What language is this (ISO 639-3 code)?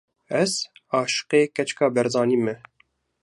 kur